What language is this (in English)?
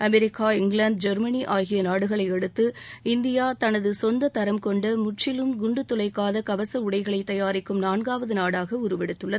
Tamil